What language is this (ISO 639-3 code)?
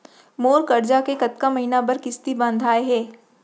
hne